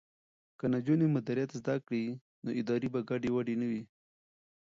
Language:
Pashto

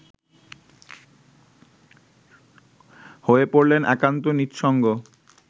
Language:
Bangla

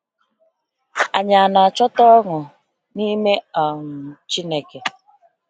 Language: Igbo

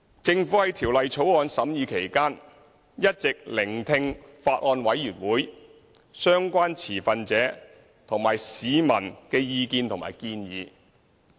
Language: Cantonese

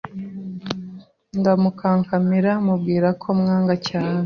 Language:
Kinyarwanda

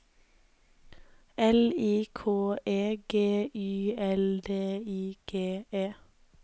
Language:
Norwegian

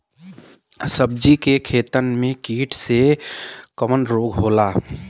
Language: Bhojpuri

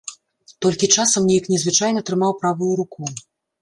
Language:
Belarusian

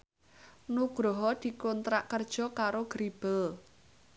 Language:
Javanese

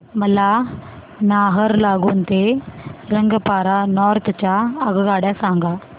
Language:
Marathi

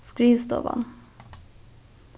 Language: Faroese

